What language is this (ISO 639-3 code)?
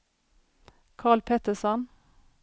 swe